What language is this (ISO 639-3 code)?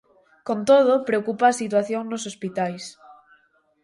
glg